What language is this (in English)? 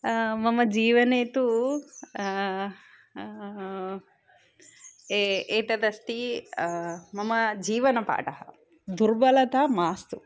Sanskrit